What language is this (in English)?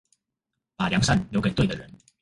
Chinese